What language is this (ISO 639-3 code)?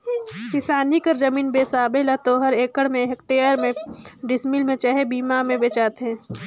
hne